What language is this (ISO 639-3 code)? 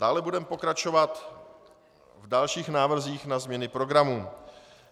ces